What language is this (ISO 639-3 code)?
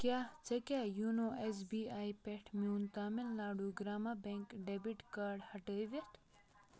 kas